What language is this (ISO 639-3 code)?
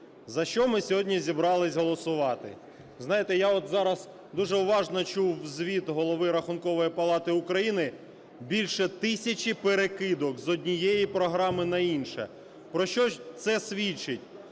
ukr